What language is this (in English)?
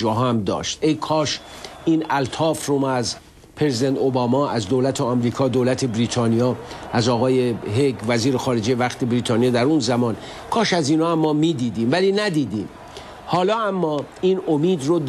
Persian